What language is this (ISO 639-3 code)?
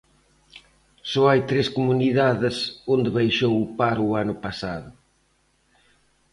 glg